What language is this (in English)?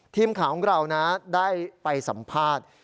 Thai